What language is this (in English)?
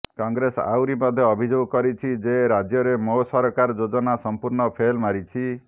Odia